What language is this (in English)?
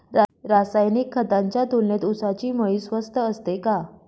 Marathi